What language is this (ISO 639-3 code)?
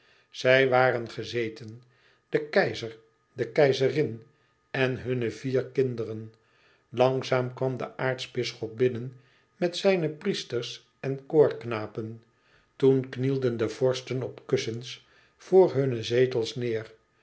nld